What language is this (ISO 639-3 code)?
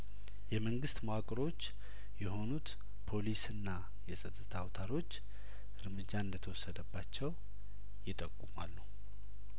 amh